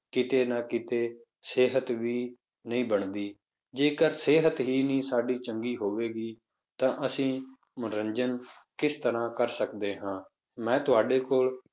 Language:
Punjabi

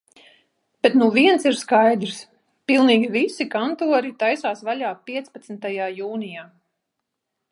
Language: Latvian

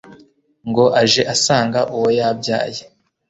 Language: Kinyarwanda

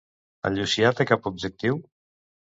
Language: Catalan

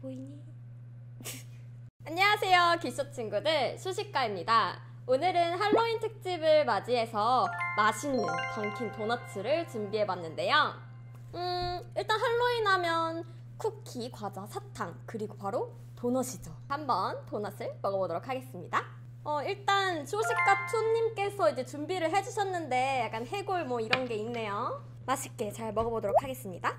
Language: Korean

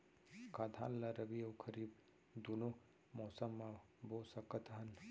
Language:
Chhattisgarhi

